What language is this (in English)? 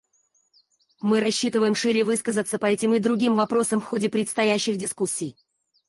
Russian